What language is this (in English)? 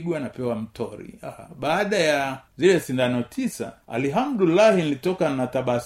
Swahili